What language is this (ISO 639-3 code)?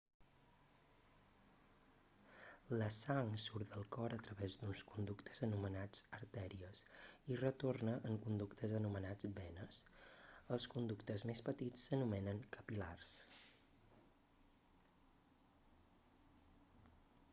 cat